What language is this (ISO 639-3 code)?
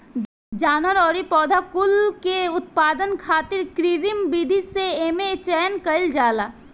bho